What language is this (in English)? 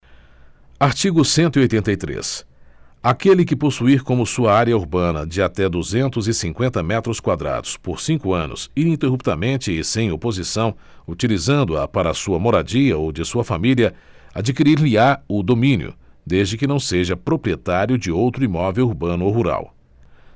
Portuguese